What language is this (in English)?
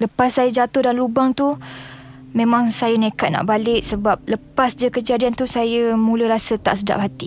Malay